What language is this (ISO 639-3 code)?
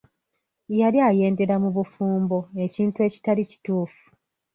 lug